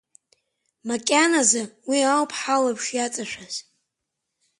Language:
Abkhazian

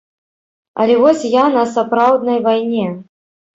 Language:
Belarusian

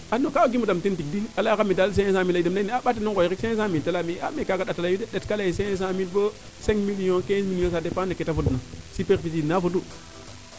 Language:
Serer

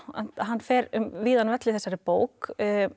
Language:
Icelandic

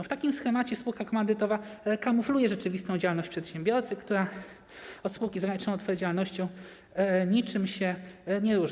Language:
Polish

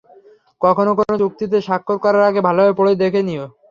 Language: Bangla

